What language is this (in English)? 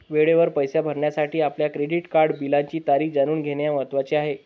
Marathi